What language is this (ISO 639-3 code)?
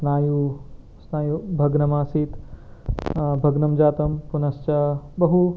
san